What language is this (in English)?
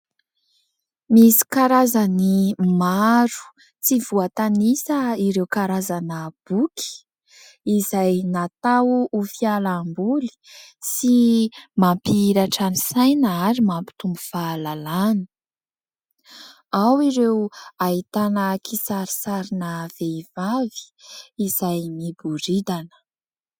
Malagasy